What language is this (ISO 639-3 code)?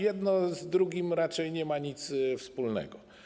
pol